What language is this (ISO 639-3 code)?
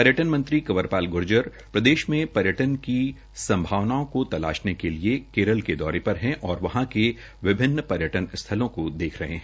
hin